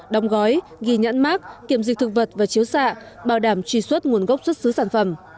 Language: Vietnamese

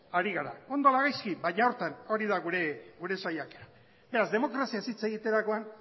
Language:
Basque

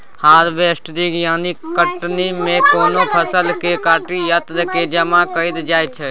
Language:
Maithili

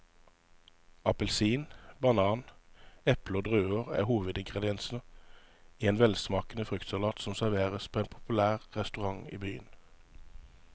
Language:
Norwegian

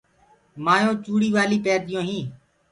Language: Gurgula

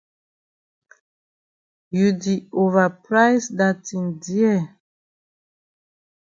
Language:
Cameroon Pidgin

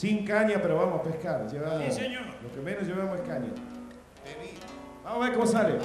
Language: Spanish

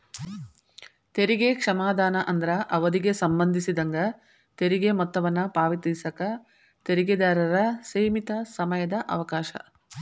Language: Kannada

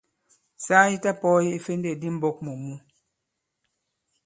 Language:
Bankon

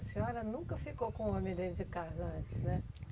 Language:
Portuguese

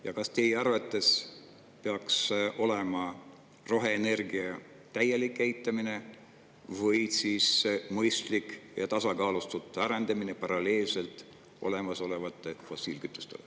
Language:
Estonian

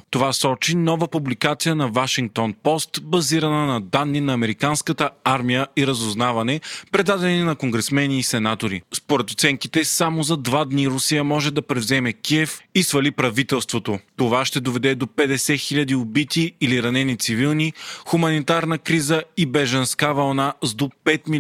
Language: Bulgarian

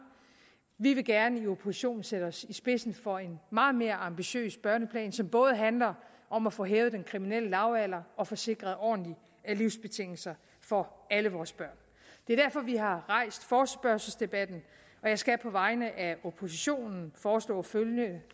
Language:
Danish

